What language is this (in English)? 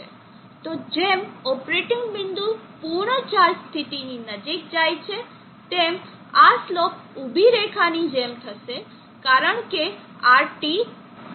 Gujarati